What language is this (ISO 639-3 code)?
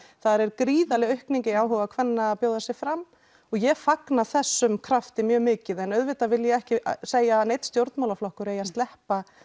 isl